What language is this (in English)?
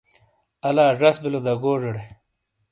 Shina